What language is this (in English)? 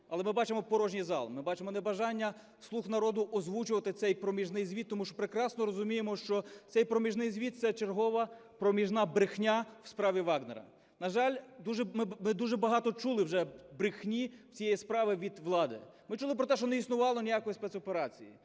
Ukrainian